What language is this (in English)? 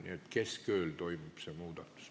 Estonian